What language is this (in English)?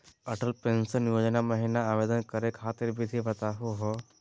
Magahi